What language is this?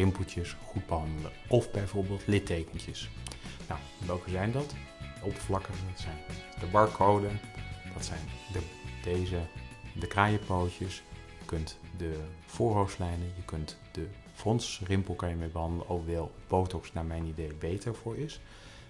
Dutch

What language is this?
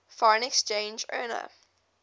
English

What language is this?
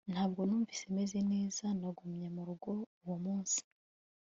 Kinyarwanda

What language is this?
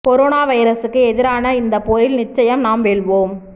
Tamil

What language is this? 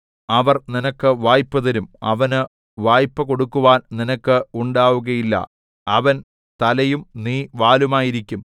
Malayalam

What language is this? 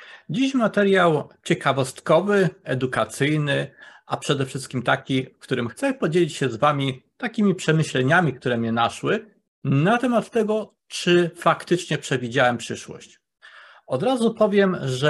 Polish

